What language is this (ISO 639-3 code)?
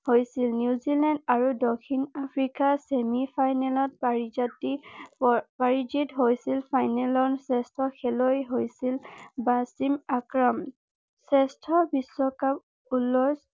asm